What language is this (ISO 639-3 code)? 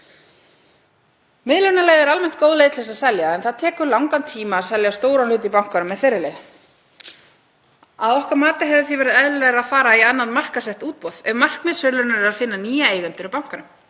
isl